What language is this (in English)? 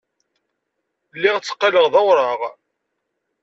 Kabyle